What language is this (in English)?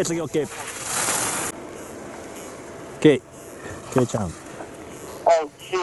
Japanese